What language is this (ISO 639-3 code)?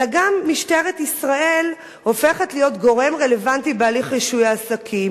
heb